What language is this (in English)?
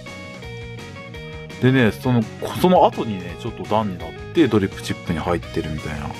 Japanese